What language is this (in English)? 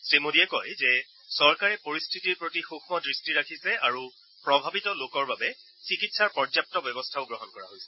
Assamese